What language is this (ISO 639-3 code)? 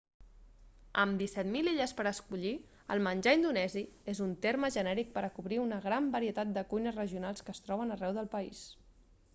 cat